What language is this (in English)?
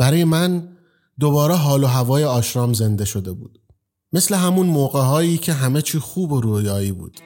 Persian